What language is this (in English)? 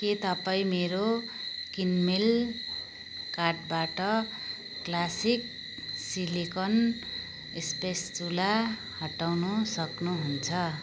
Nepali